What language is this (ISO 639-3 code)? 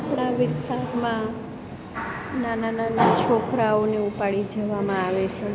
guj